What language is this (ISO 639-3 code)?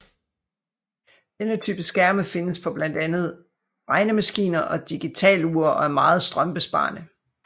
dan